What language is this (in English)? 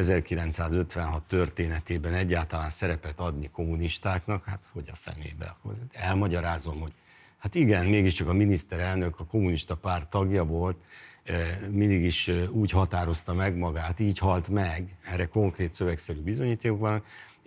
Hungarian